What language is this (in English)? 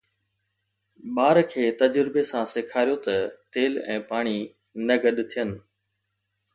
Sindhi